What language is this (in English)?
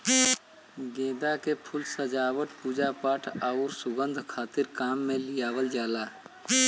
Bhojpuri